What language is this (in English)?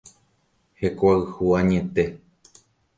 Guarani